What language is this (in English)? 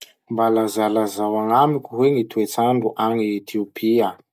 Masikoro Malagasy